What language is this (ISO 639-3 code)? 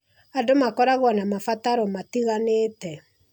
kik